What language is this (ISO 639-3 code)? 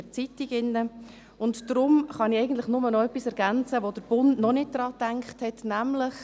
gsw